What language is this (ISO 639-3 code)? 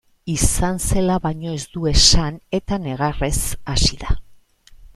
eus